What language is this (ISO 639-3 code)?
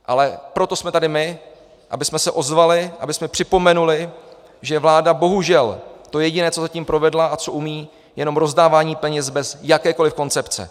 ces